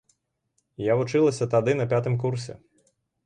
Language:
Belarusian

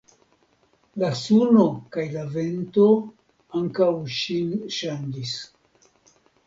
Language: Esperanto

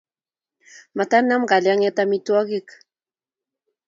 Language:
Kalenjin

